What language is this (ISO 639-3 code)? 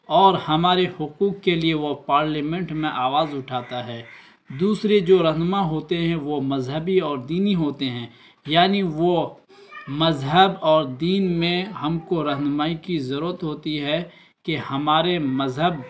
urd